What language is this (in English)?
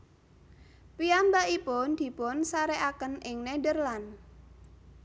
Javanese